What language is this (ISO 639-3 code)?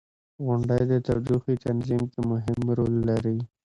pus